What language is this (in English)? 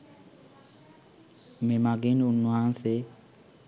Sinhala